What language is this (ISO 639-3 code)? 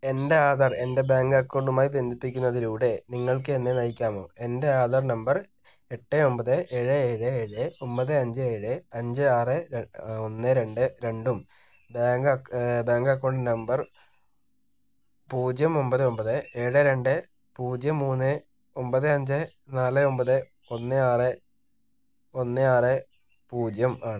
mal